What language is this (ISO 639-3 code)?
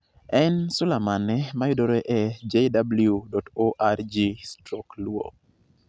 luo